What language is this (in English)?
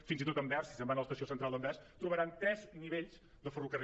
Catalan